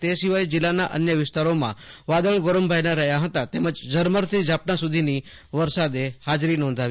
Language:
Gujarati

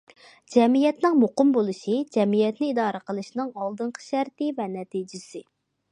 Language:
Uyghur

